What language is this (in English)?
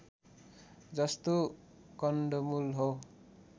Nepali